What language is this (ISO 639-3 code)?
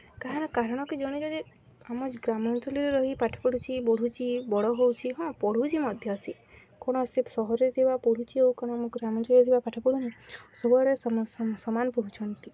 ori